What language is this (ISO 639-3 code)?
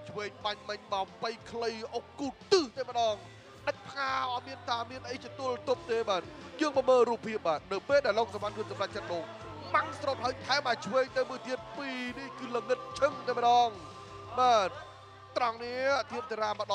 tha